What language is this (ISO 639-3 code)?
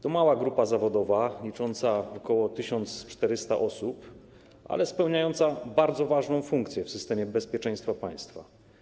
pol